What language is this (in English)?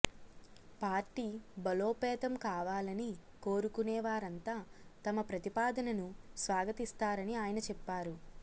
Telugu